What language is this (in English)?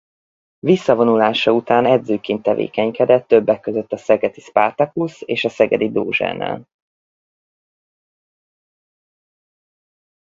Hungarian